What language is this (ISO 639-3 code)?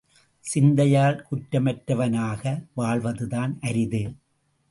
tam